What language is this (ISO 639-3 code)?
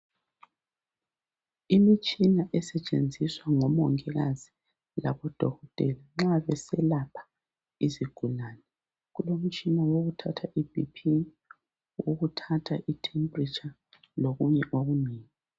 nde